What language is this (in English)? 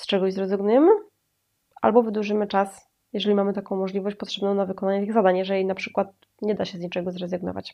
Polish